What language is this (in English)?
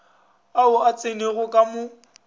Northern Sotho